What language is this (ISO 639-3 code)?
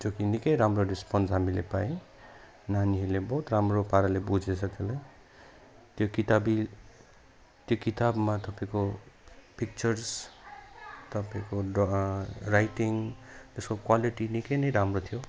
nep